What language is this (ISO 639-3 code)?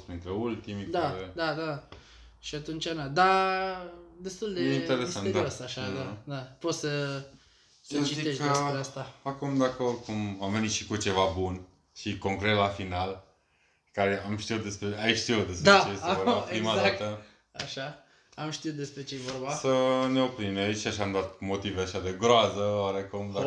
ron